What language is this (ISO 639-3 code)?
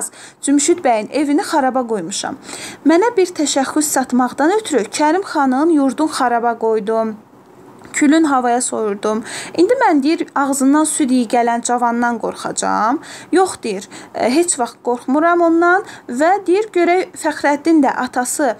tur